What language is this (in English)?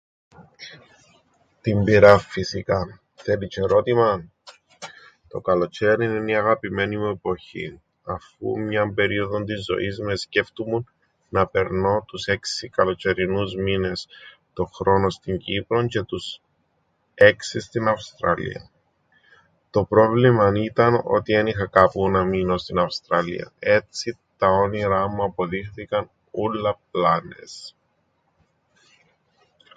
Greek